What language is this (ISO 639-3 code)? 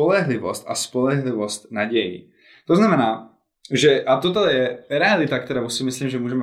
ces